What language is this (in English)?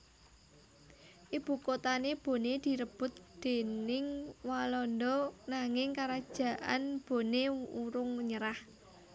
Javanese